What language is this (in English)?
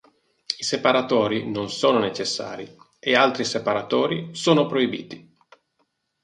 Italian